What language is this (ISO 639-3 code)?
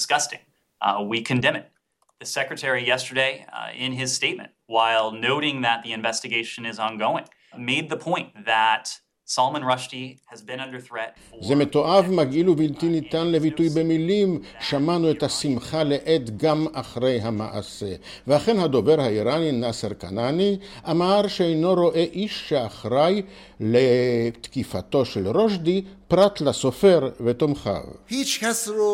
heb